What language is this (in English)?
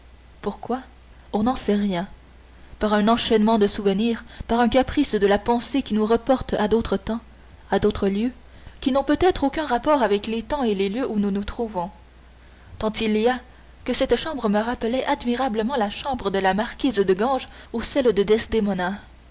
French